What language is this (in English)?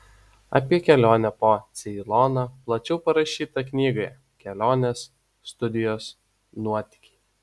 Lithuanian